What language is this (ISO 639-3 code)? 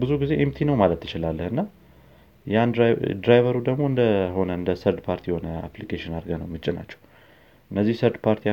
amh